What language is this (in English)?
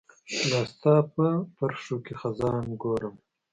Pashto